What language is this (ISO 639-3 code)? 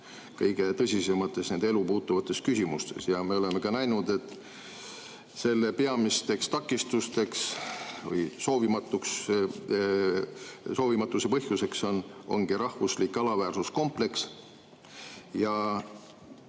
est